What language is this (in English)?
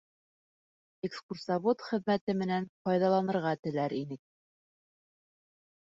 Bashkir